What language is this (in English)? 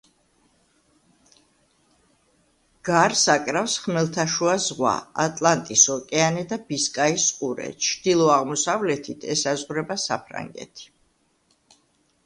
Georgian